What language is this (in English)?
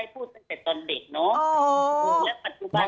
Thai